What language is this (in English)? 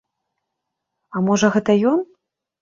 Belarusian